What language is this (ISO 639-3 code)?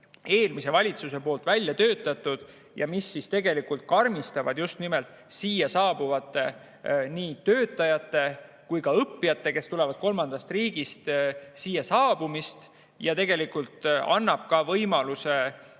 est